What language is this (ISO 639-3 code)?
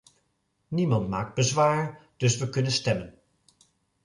nld